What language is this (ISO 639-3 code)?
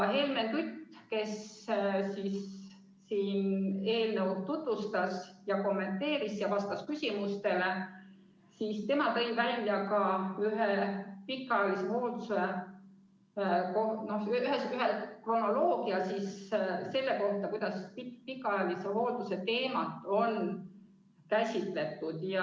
est